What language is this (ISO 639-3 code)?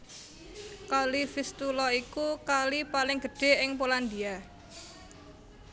jav